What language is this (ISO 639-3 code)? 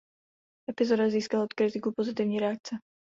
ces